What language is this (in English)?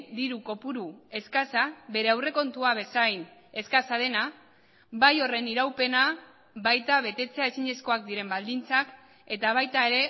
Basque